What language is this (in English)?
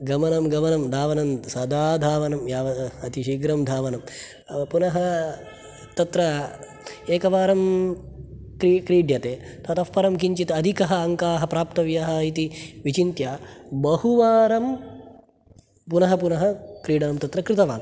Sanskrit